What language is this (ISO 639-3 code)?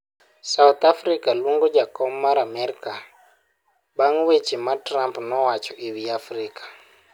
luo